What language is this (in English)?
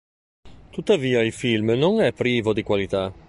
Italian